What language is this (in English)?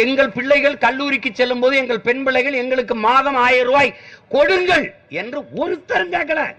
Tamil